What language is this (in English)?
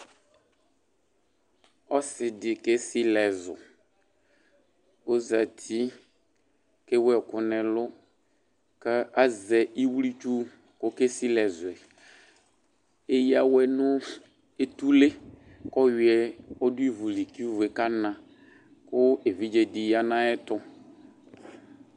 Ikposo